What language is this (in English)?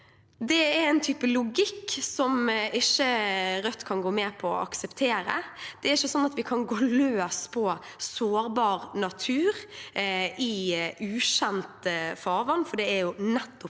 Norwegian